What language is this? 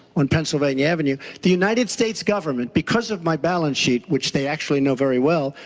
English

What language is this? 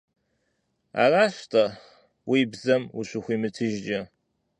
Kabardian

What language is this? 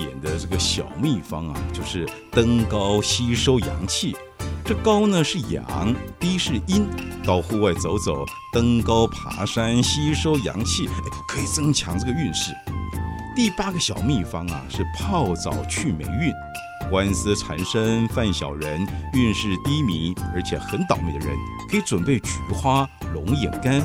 Chinese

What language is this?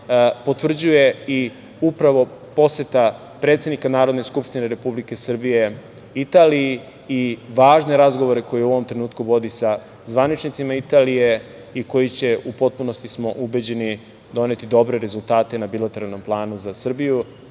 Serbian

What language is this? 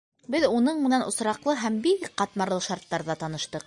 Bashkir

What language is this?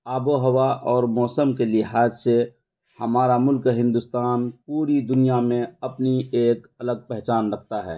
Urdu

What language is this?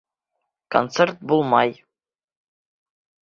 Bashkir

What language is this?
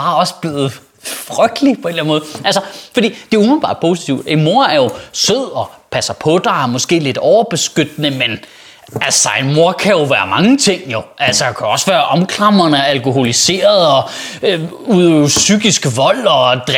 Danish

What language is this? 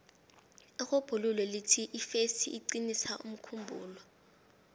South Ndebele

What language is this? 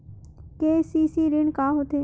Chhattisgarhi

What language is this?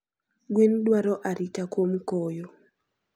Luo (Kenya and Tanzania)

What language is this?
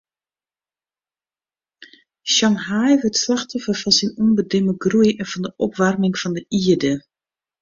Western Frisian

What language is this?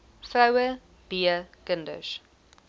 Afrikaans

